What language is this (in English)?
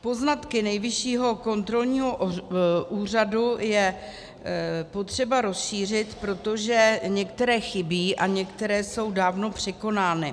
Czech